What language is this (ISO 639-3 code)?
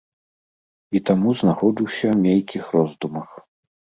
bel